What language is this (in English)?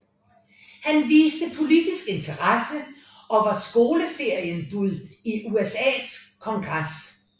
Danish